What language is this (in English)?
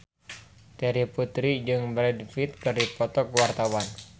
Sundanese